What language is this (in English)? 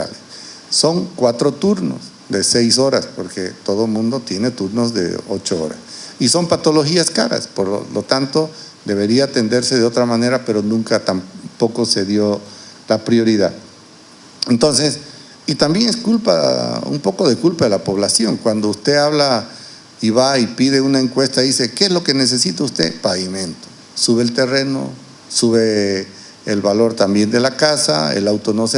Spanish